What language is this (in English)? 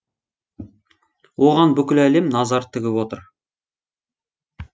Kazakh